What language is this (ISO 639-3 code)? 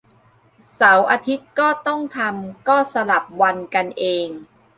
tha